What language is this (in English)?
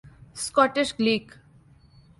Urdu